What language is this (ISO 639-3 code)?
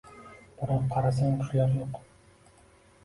uzb